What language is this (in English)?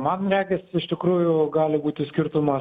Lithuanian